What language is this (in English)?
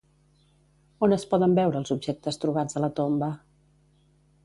Catalan